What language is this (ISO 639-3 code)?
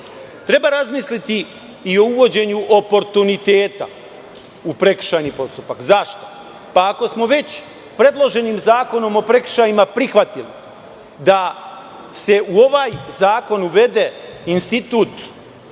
srp